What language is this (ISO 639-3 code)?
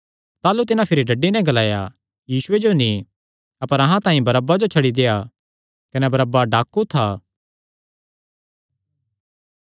xnr